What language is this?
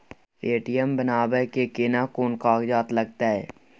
Maithili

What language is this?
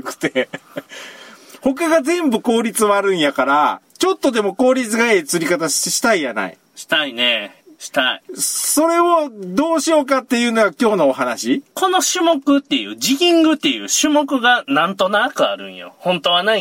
Japanese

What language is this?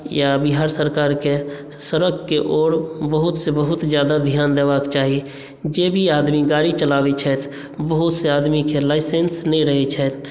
Maithili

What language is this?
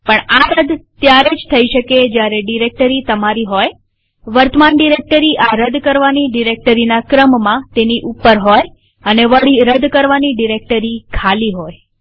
Gujarati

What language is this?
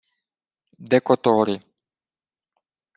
Ukrainian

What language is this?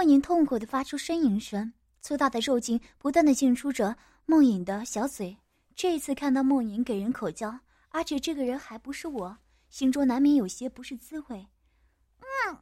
Chinese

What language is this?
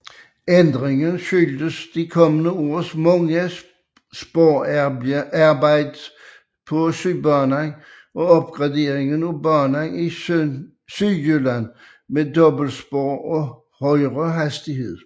Danish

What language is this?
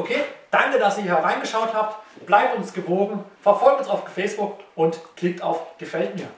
German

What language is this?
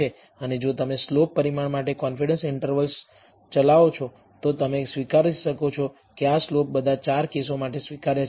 Gujarati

